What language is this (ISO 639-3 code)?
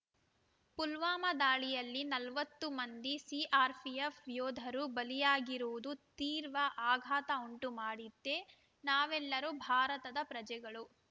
kan